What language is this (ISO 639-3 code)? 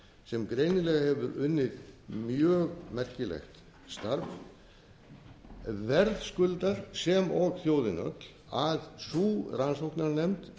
isl